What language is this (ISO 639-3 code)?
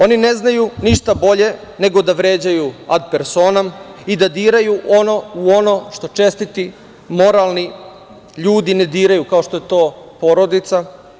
srp